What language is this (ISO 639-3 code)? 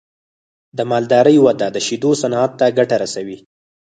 pus